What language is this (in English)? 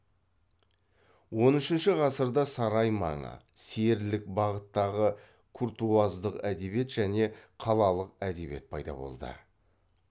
Kazakh